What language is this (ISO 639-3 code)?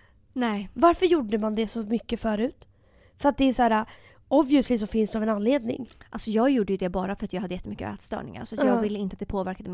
swe